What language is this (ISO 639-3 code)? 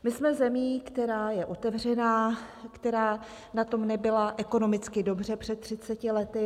ces